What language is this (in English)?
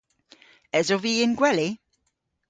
Cornish